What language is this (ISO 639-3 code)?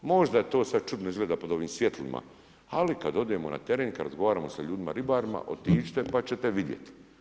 hrv